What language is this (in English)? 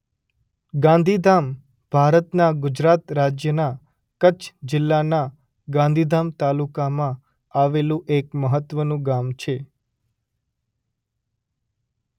Gujarati